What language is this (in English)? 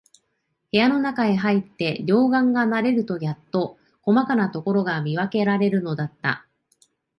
Japanese